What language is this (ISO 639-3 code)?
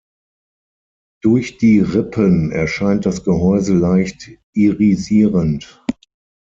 deu